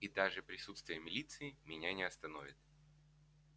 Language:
Russian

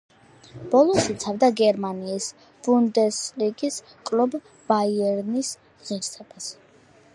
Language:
Georgian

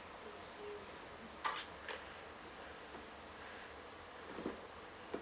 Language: English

